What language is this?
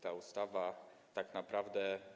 Polish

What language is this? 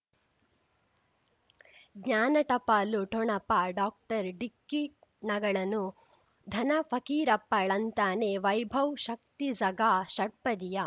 Kannada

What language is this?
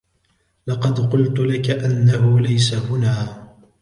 Arabic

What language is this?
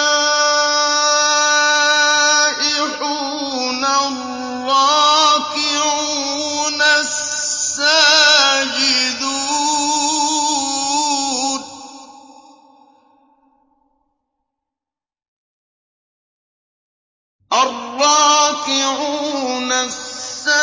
Arabic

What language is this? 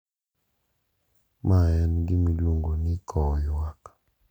Luo (Kenya and Tanzania)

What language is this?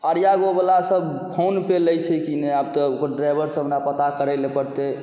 Maithili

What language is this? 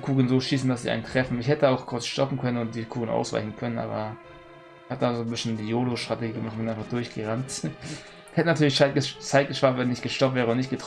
German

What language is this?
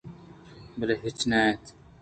Eastern Balochi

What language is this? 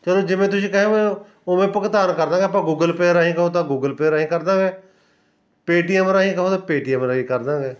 Punjabi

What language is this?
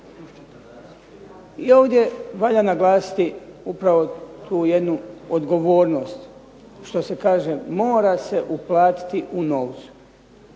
Croatian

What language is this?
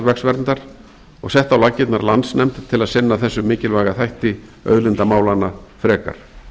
Icelandic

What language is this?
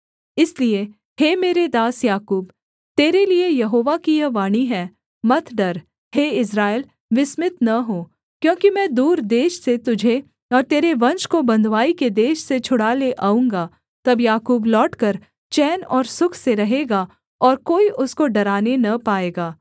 Hindi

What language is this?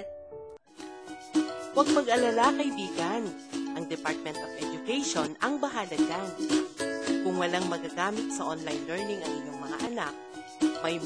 Filipino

